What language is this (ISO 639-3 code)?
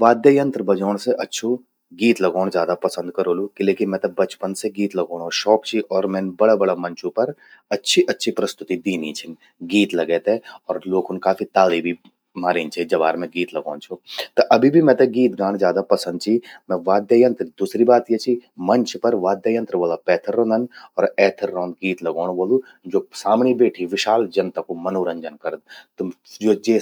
gbm